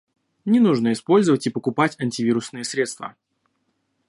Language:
Russian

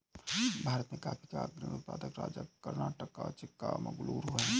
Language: Hindi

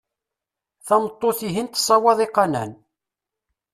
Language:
Kabyle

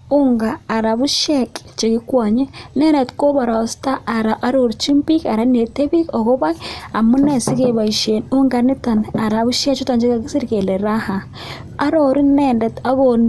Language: Kalenjin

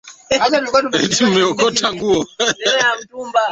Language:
Swahili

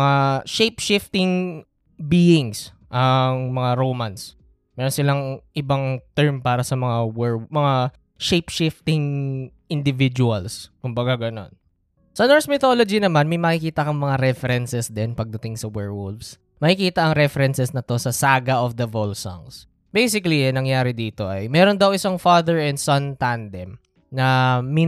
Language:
Filipino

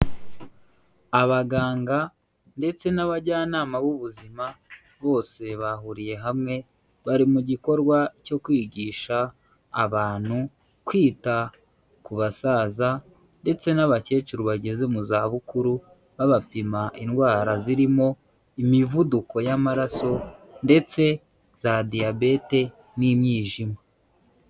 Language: Kinyarwanda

